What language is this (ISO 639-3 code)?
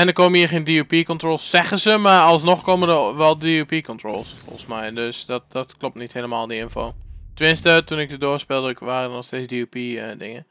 nld